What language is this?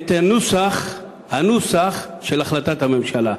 Hebrew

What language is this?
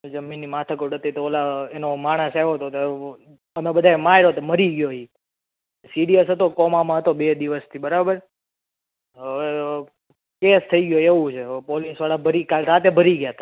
Gujarati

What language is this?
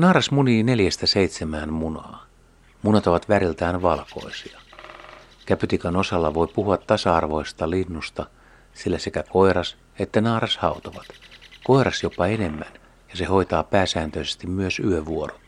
Finnish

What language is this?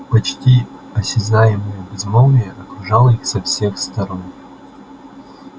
Russian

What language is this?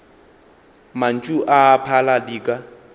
Northern Sotho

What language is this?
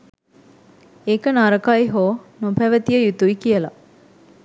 Sinhala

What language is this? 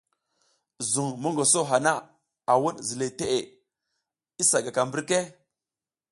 South Giziga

